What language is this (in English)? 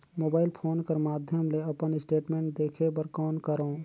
Chhattisgarhi